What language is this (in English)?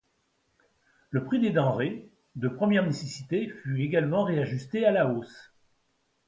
French